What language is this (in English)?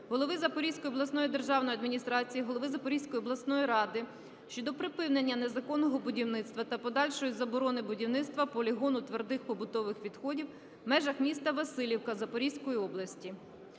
Ukrainian